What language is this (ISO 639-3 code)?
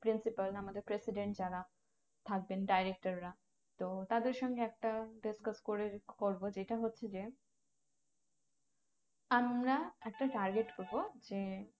ben